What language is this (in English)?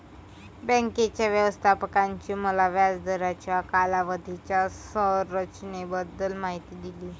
Marathi